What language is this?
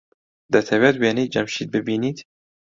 Central Kurdish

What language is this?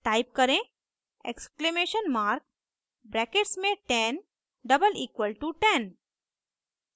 Hindi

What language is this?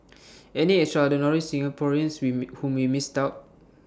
English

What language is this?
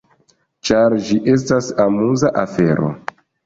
Esperanto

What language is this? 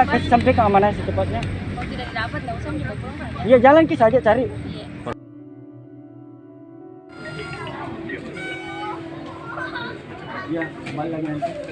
Indonesian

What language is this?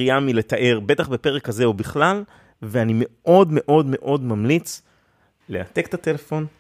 Hebrew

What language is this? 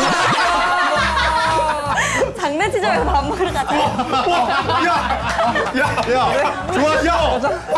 Korean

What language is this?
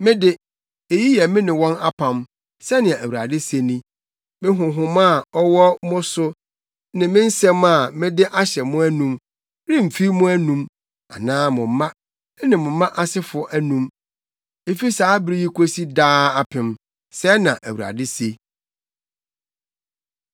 Akan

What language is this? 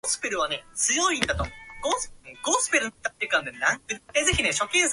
Japanese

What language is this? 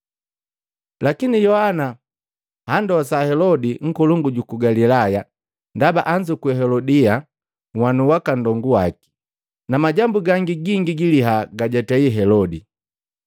Matengo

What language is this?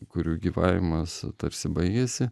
Lithuanian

